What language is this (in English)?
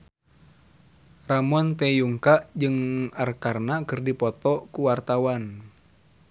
Sundanese